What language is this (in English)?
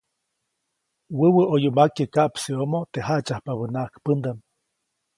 Copainalá Zoque